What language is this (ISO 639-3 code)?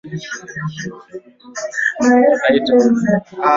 swa